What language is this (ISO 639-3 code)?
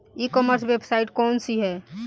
bho